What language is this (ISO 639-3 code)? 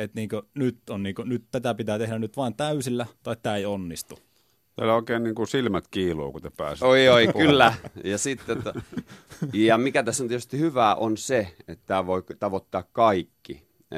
fin